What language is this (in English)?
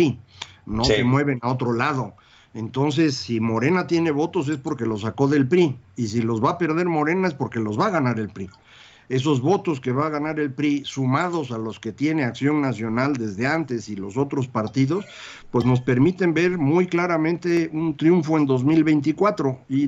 Spanish